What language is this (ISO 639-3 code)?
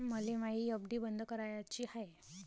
mar